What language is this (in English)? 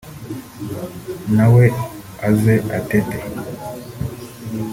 Kinyarwanda